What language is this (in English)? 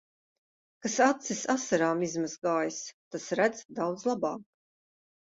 Latvian